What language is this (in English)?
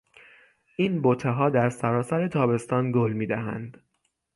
Persian